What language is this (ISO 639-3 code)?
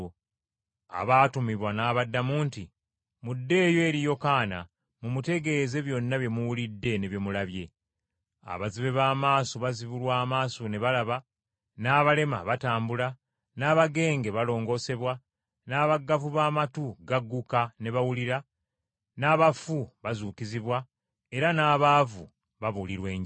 lug